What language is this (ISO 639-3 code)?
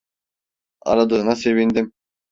tur